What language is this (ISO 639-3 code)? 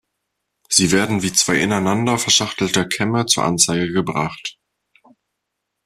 deu